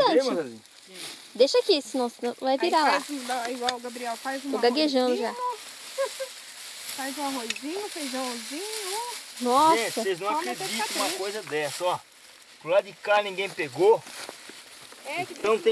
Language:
Portuguese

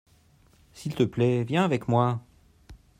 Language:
French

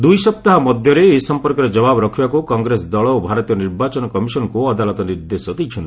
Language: Odia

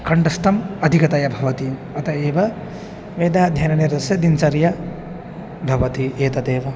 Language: Sanskrit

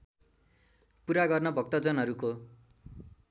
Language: Nepali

